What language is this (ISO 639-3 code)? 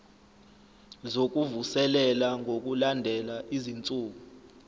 zul